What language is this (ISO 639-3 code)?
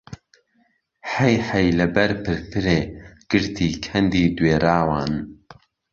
ckb